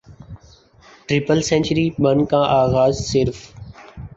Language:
Urdu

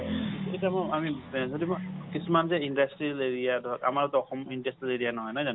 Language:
Assamese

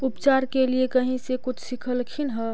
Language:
Magahi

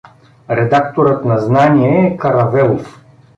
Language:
Bulgarian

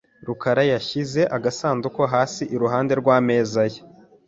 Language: Kinyarwanda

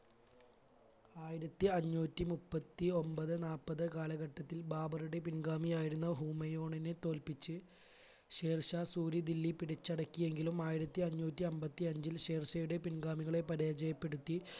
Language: Malayalam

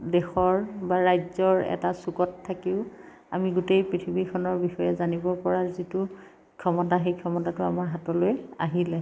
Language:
Assamese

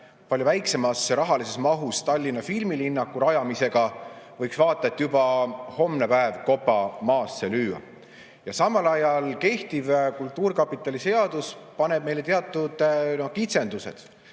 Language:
Estonian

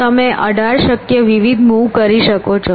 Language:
Gujarati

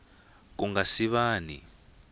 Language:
Tsonga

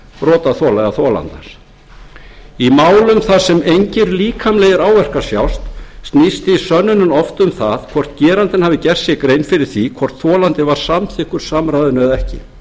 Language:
Icelandic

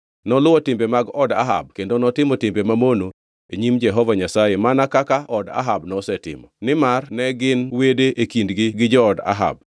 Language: Luo (Kenya and Tanzania)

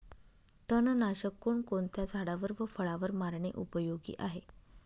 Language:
Marathi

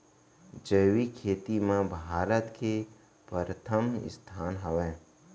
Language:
Chhattisgarhi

